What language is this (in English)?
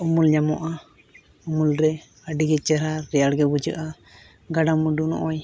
Santali